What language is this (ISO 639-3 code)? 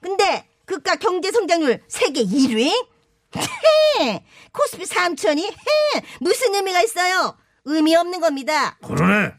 kor